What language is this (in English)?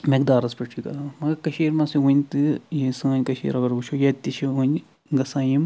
Kashmiri